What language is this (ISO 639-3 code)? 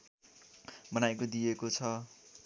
nep